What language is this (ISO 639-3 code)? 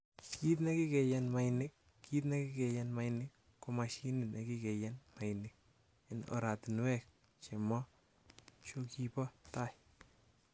kln